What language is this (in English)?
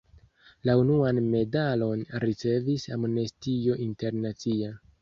Esperanto